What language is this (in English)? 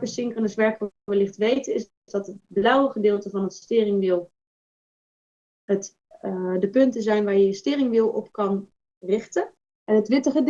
Dutch